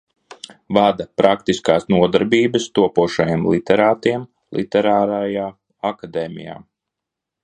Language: Latvian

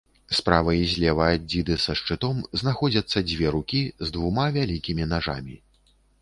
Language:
Belarusian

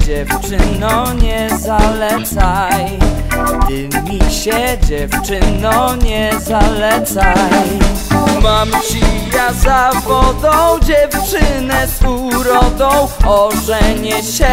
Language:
Thai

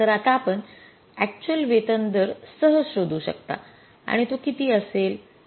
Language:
Marathi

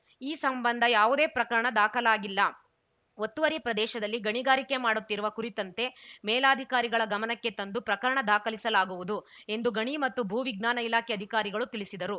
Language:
Kannada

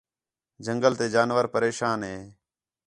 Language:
Khetrani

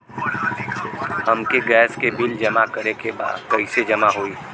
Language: Bhojpuri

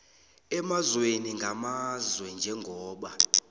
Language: South Ndebele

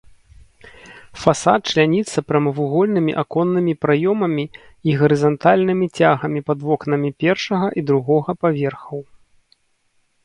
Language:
Belarusian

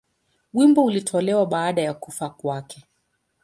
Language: Swahili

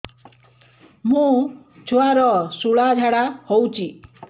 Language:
Odia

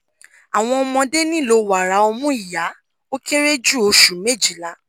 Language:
Yoruba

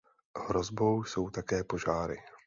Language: Czech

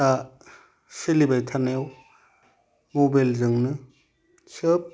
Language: Bodo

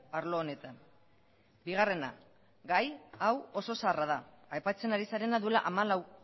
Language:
Basque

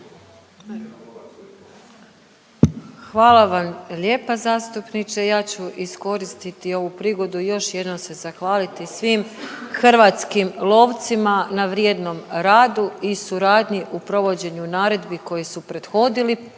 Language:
Croatian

